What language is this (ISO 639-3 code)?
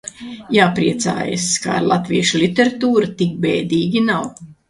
lav